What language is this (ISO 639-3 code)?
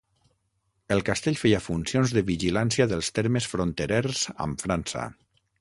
cat